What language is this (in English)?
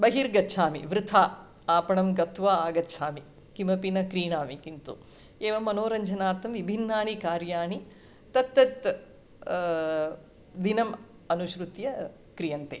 Sanskrit